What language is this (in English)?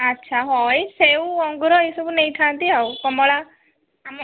Odia